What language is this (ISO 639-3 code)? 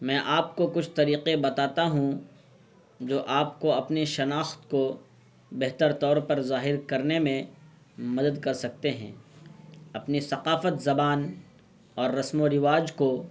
urd